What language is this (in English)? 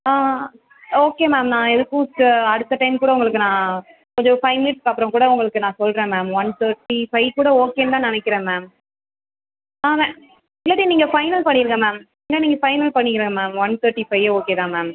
Tamil